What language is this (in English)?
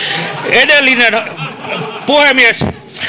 Finnish